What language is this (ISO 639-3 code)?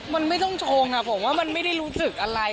tha